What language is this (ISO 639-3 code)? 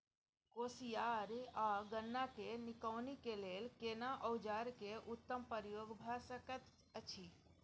mai